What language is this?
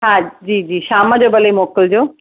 Sindhi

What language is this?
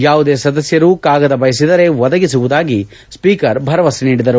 Kannada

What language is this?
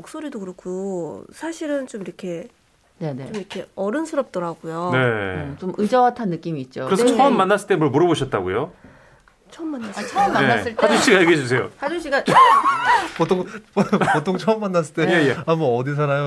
Korean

